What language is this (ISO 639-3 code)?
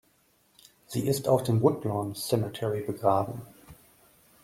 deu